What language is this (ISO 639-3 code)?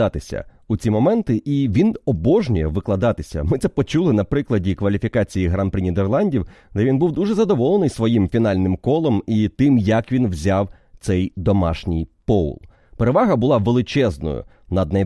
ukr